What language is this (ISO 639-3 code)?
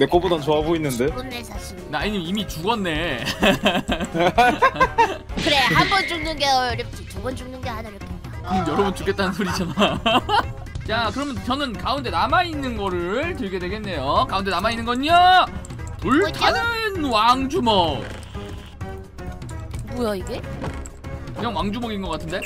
kor